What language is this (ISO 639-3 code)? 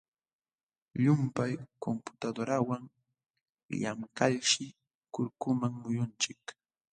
qxw